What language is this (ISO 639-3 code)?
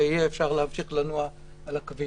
heb